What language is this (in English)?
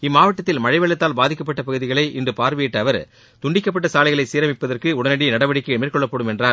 Tamil